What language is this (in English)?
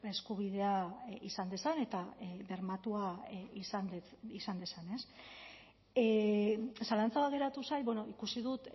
Basque